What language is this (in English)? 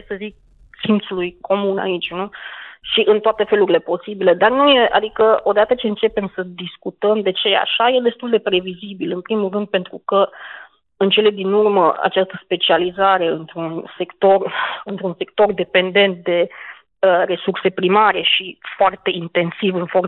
Romanian